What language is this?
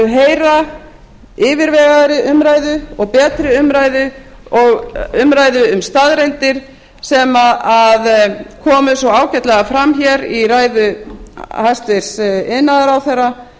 Icelandic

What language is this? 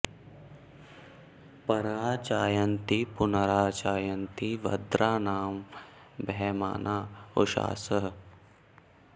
Sanskrit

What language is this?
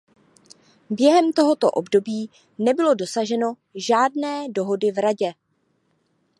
Czech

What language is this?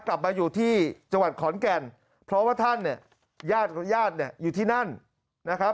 Thai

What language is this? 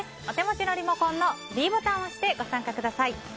Japanese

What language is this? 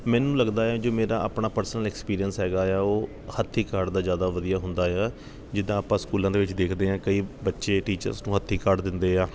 Punjabi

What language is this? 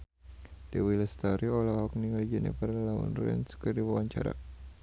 Sundanese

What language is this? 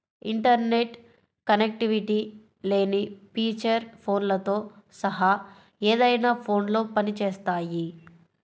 Telugu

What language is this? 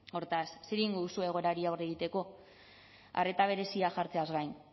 Basque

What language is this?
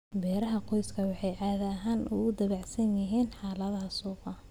Somali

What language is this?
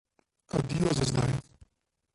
Slovenian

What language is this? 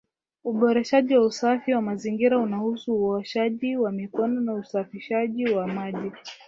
Swahili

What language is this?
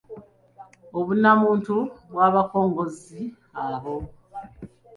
Ganda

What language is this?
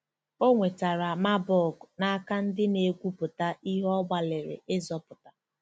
Igbo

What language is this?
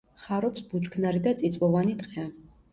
Georgian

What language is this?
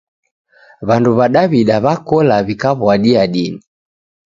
Taita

